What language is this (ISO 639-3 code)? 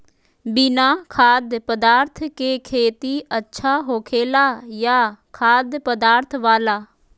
mag